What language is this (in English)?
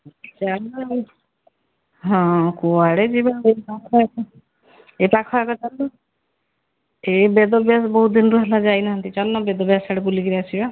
Odia